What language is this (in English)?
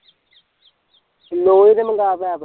Punjabi